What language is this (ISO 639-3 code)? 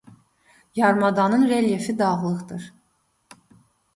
aze